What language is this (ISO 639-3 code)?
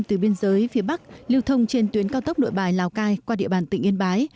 vie